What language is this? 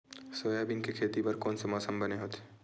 Chhattisgarhi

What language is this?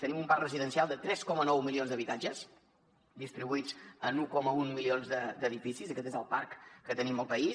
Catalan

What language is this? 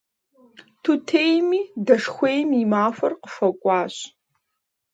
Kabardian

